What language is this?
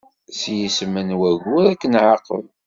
Kabyle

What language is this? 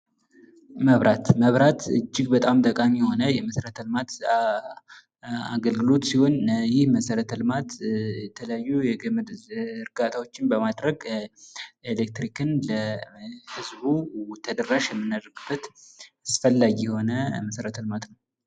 Amharic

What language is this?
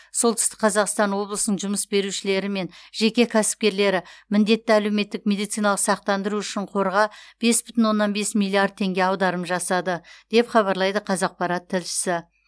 Kazakh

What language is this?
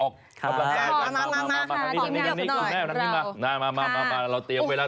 Thai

